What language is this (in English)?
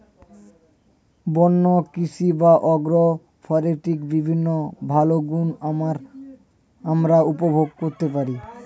Bangla